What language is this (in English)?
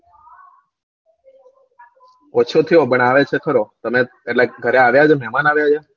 Gujarati